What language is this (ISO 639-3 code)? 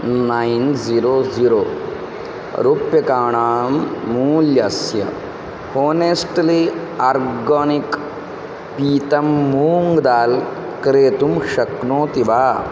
san